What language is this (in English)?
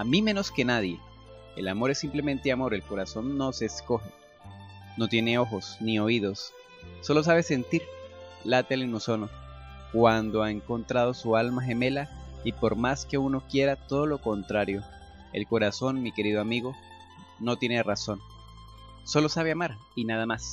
Spanish